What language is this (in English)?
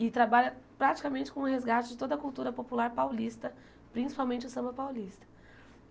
Portuguese